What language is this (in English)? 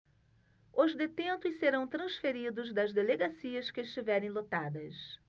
Portuguese